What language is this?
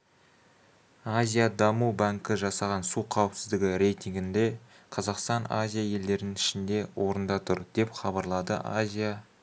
Kazakh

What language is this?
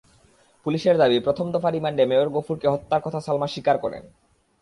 Bangla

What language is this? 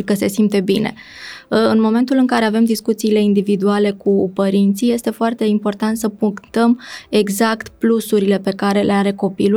Romanian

